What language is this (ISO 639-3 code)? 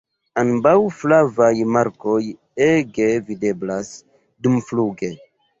epo